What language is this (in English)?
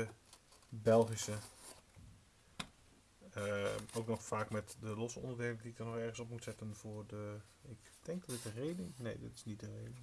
Dutch